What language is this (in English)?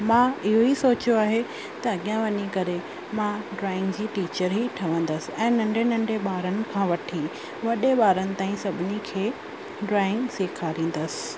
Sindhi